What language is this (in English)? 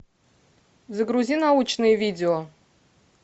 Russian